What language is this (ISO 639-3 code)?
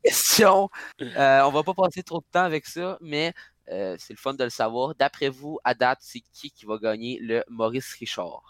fra